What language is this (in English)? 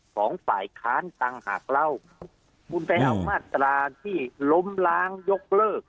Thai